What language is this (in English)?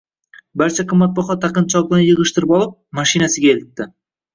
Uzbek